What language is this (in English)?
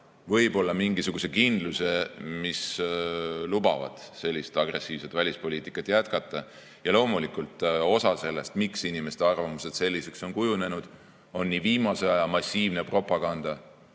Estonian